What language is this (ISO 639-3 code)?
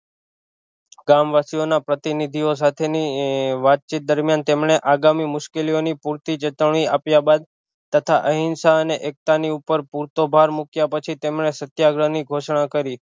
guj